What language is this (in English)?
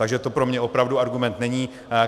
Czech